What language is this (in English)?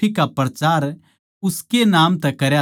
Haryanvi